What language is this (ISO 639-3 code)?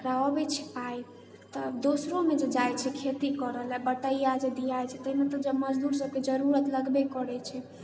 mai